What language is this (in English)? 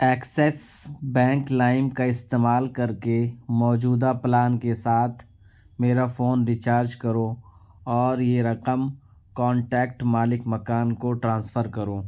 Urdu